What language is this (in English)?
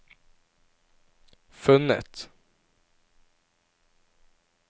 Norwegian